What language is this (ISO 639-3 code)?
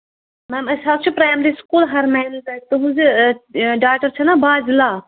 kas